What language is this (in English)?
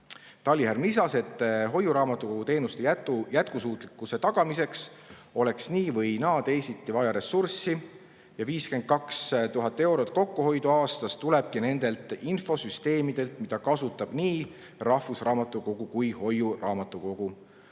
Estonian